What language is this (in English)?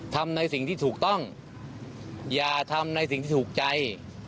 Thai